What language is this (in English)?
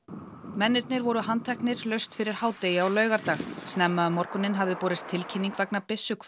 Icelandic